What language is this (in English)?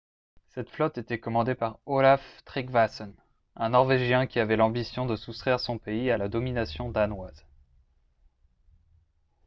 French